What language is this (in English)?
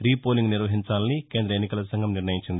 Telugu